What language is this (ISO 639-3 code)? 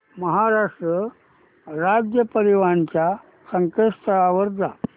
mar